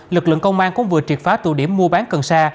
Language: Vietnamese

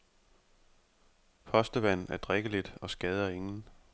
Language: Danish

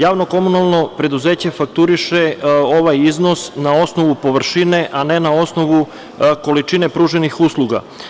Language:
Serbian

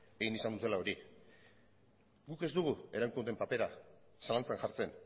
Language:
Basque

